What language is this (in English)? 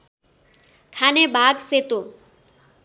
Nepali